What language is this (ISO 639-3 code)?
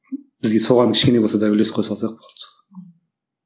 kaz